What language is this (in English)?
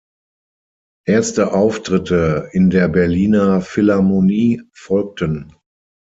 German